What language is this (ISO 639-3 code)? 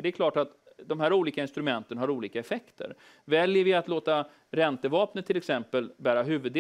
swe